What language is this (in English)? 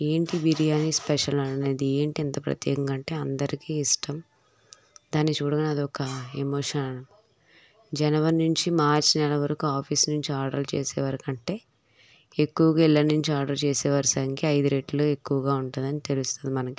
Telugu